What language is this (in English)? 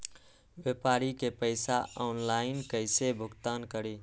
Magahi